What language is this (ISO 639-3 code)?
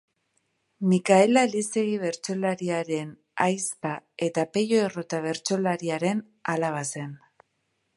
eus